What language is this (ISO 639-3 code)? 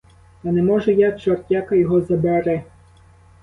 ukr